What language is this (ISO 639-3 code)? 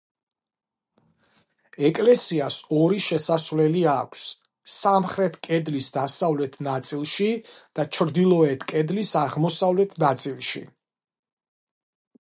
kat